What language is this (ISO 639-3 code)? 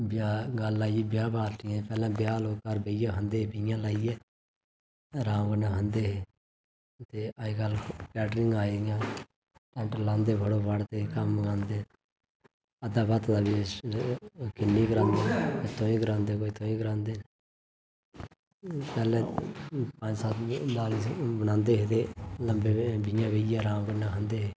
doi